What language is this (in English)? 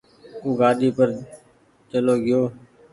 Goaria